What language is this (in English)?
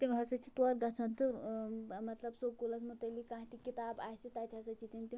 Kashmiri